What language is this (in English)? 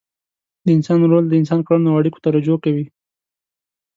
Pashto